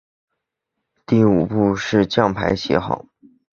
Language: Chinese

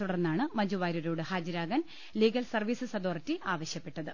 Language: Malayalam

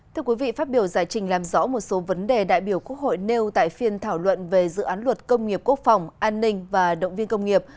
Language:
Vietnamese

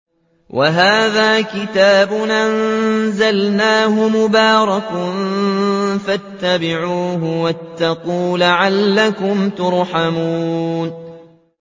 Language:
Arabic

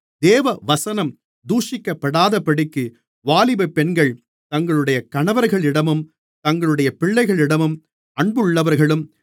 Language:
Tamil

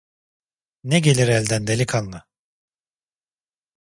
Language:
Turkish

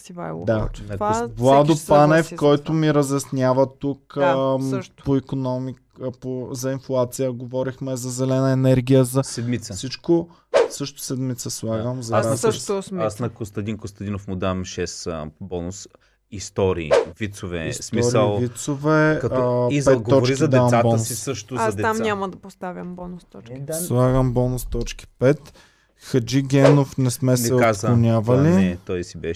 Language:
Bulgarian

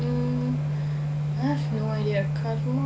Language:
English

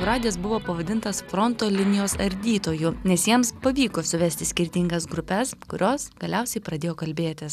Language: Lithuanian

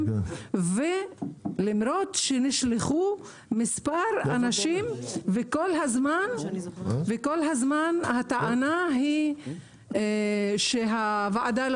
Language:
Hebrew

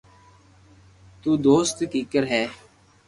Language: Loarki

